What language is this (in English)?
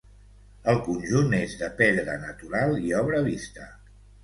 Catalan